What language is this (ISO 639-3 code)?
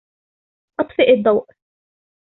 ara